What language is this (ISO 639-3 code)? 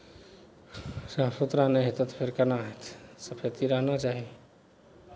mai